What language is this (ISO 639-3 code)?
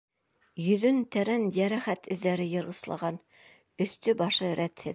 bak